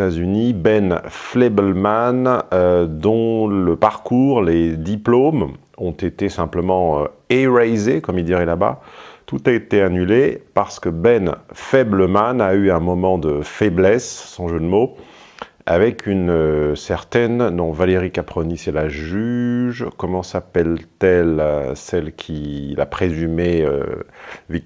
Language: French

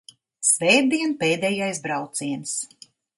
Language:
Latvian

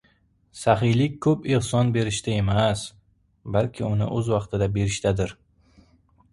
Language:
Uzbek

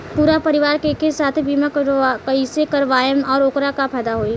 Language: Bhojpuri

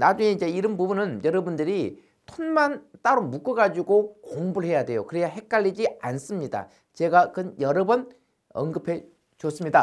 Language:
Korean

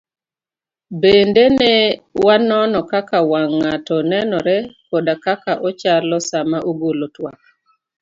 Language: Luo (Kenya and Tanzania)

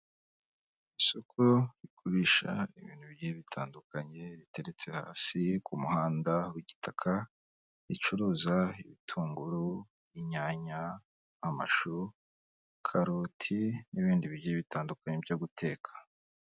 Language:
Kinyarwanda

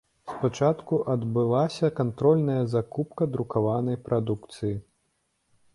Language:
Belarusian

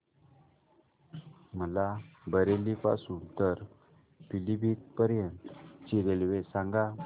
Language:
Marathi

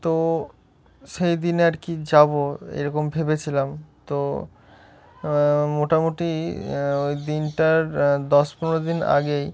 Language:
Bangla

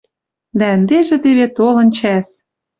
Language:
Western Mari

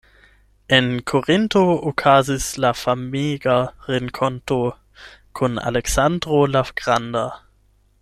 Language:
Esperanto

